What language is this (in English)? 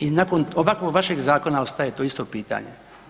Croatian